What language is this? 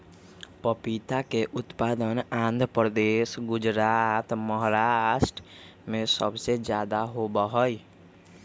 Magahi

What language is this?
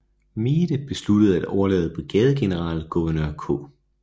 Danish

